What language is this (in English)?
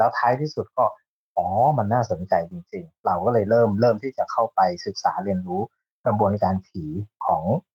Thai